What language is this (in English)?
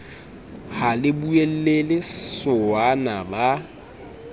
Southern Sotho